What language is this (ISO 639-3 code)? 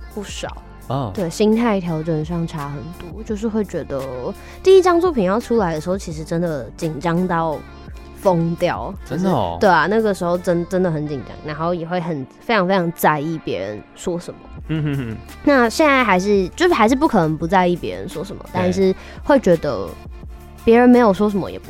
zho